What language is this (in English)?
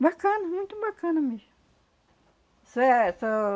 Portuguese